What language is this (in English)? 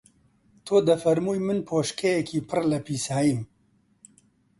Central Kurdish